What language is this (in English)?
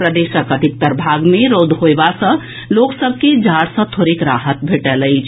Maithili